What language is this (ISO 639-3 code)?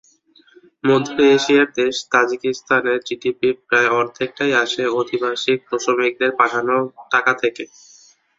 ben